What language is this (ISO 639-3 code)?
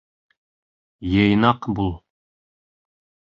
bak